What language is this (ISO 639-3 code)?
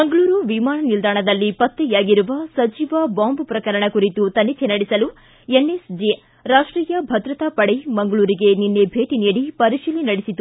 kan